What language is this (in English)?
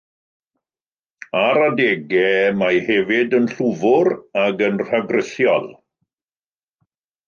Welsh